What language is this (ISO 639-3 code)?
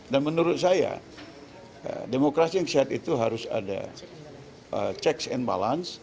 ind